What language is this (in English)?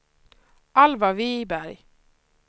Swedish